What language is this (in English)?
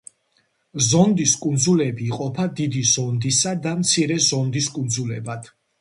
Georgian